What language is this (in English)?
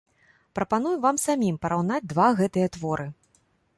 Belarusian